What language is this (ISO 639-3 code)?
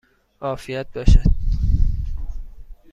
fas